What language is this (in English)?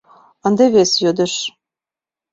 Mari